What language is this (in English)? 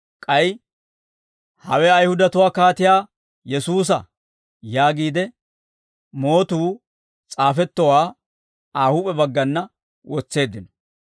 Dawro